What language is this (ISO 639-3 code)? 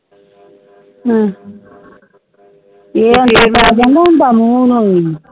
pan